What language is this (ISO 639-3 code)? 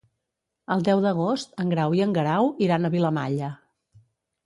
cat